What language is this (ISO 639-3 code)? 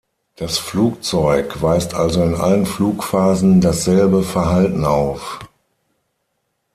deu